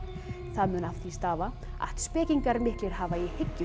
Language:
Icelandic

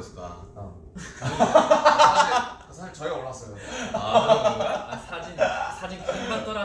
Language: Korean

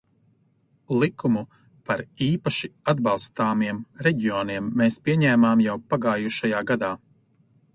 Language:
Latvian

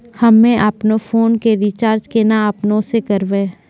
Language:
Maithili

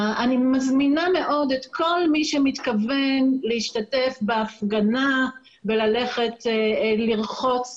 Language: Hebrew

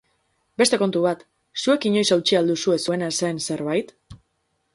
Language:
Basque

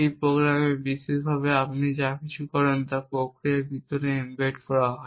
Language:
Bangla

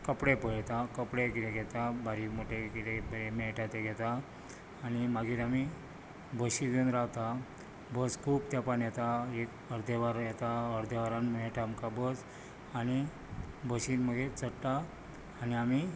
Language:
Konkani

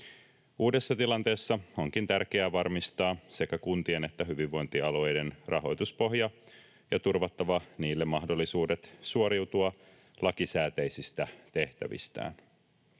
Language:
Finnish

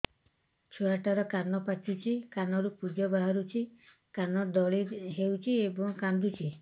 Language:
Odia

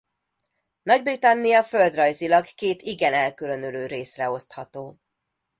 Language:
Hungarian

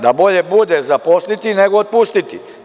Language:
Serbian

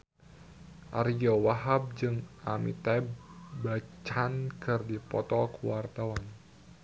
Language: Sundanese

